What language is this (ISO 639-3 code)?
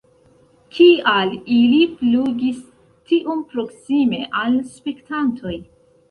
epo